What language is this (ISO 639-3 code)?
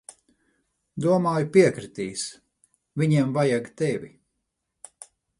lav